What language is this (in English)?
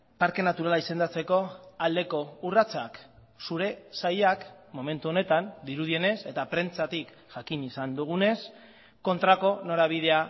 Basque